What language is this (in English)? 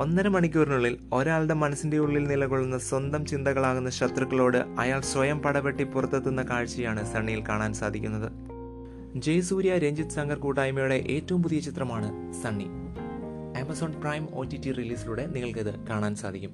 Malayalam